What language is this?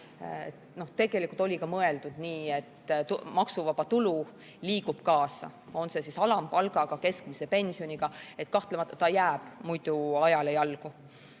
Estonian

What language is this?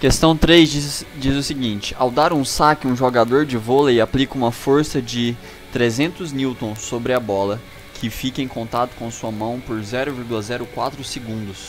Portuguese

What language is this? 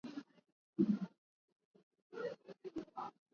English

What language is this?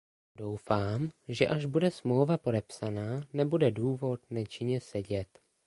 Czech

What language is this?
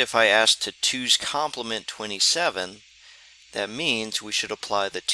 English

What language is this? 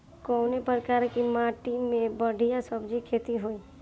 Bhojpuri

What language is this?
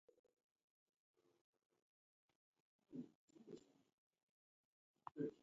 Taita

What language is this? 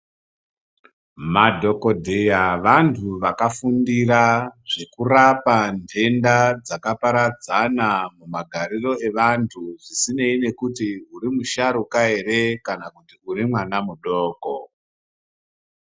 Ndau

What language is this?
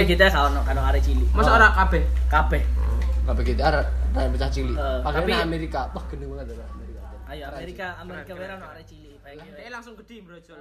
Indonesian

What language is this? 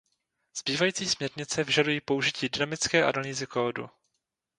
Czech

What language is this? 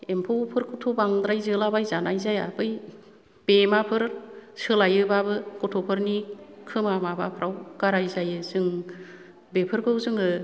Bodo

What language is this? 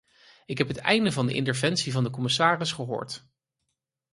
Dutch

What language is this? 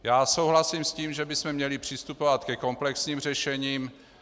Czech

